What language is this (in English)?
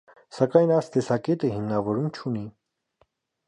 Armenian